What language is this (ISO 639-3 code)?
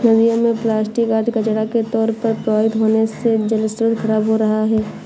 hin